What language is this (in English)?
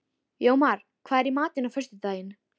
Icelandic